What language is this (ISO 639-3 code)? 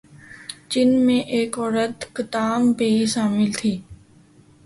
urd